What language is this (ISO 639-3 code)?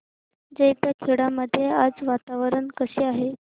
mar